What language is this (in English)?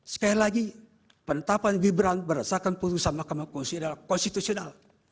Indonesian